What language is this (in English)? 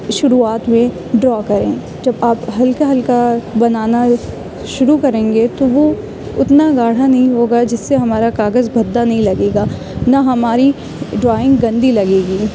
Urdu